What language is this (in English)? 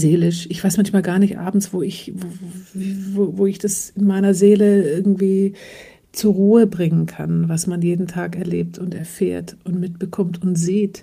German